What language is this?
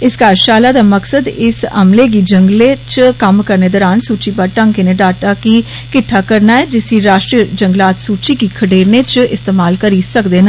Dogri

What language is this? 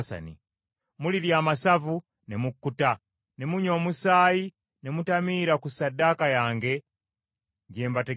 Ganda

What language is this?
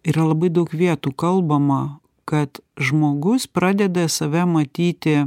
Lithuanian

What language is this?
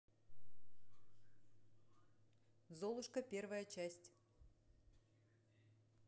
Russian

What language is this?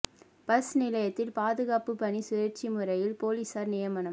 Tamil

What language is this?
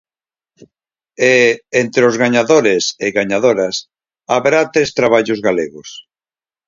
Galician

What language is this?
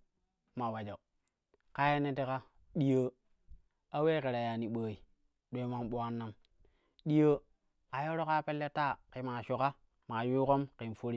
Kushi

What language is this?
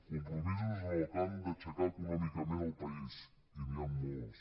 Catalan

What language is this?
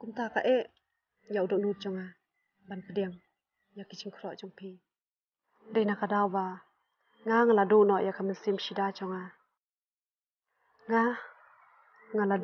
Indonesian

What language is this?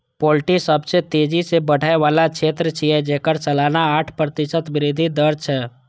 Maithili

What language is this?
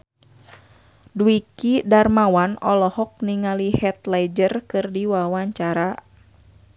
Sundanese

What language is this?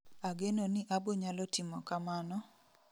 Luo (Kenya and Tanzania)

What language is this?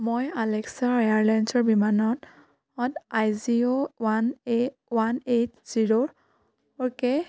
Assamese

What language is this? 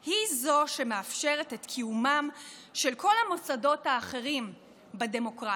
Hebrew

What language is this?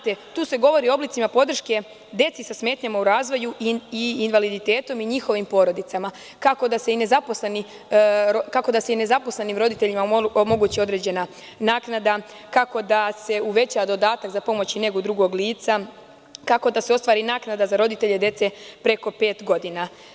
Serbian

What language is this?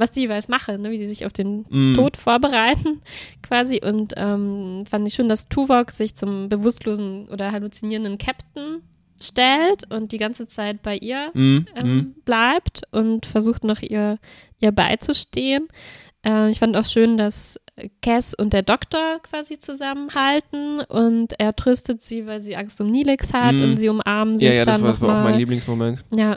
German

